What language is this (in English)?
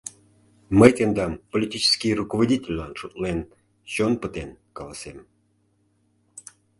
Mari